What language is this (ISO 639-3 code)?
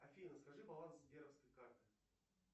rus